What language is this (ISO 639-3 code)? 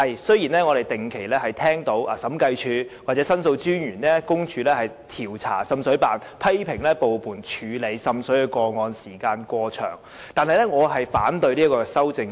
yue